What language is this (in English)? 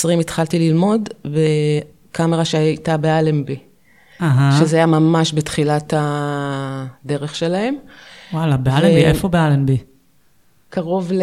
Hebrew